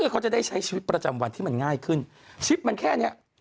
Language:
Thai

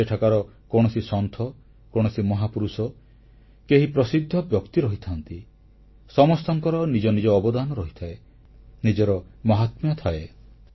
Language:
Odia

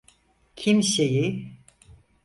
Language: Turkish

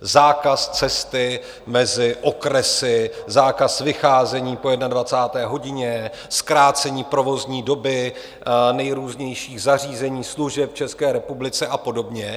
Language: Czech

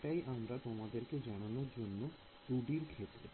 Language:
Bangla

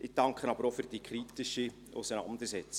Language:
Swiss German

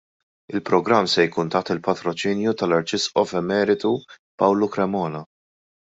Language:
Maltese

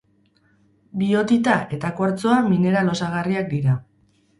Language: Basque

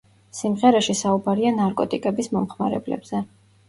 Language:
Georgian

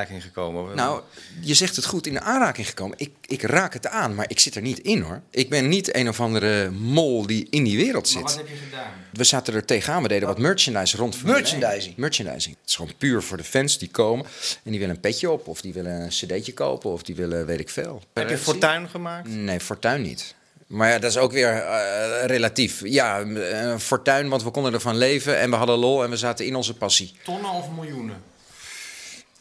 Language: Dutch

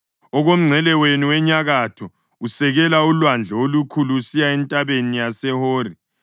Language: North Ndebele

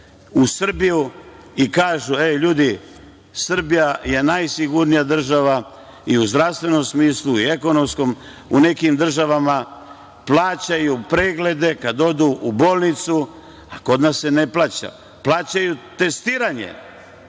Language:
Serbian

